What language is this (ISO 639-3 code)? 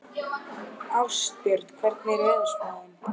isl